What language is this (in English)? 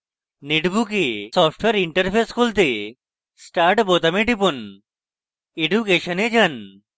Bangla